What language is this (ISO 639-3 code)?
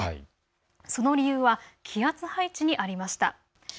jpn